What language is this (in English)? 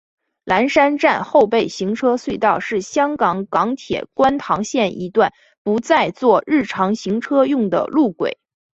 Chinese